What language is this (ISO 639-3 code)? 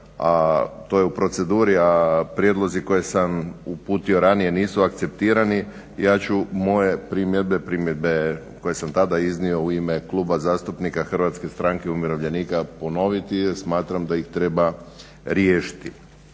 hrv